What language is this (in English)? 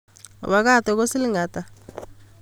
Kalenjin